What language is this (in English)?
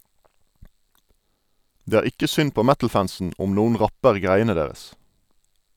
Norwegian